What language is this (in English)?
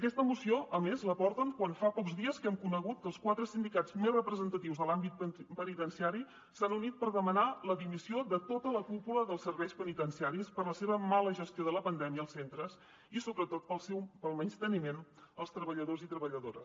Catalan